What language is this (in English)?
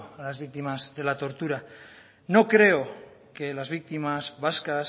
Spanish